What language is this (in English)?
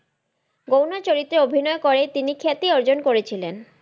Bangla